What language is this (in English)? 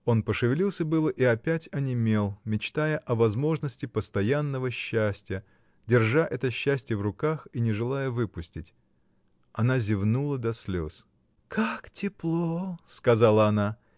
Russian